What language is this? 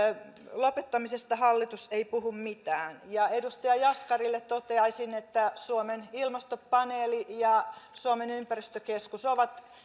Finnish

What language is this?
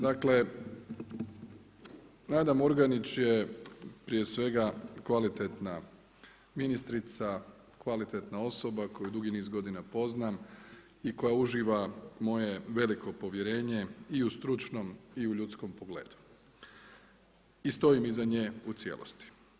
Croatian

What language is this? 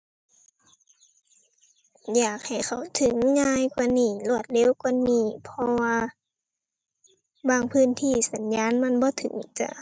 Thai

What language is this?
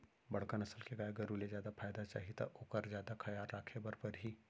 Chhattisgarhi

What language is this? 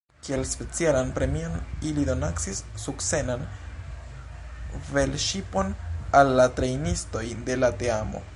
Esperanto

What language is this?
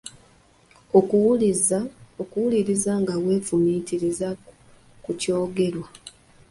Ganda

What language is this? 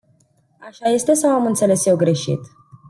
Romanian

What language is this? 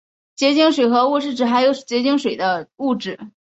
Chinese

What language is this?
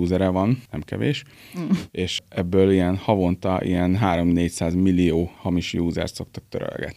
Hungarian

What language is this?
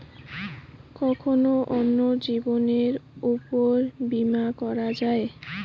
Bangla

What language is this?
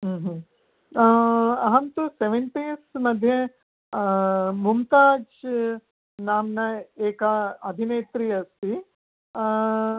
Sanskrit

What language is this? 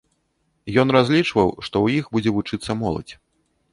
Belarusian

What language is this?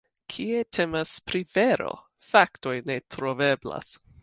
Esperanto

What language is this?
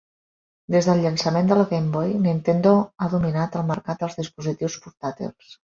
Catalan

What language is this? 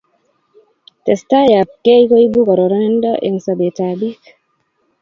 Kalenjin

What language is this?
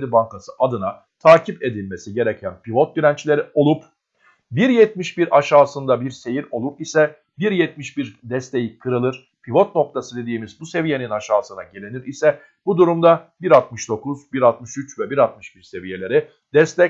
Turkish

